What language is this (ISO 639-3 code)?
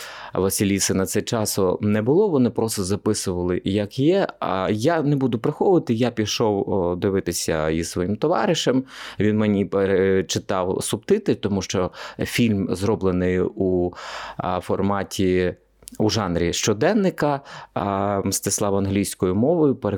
ukr